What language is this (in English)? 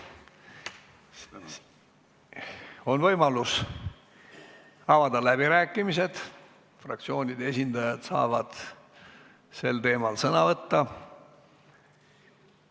Estonian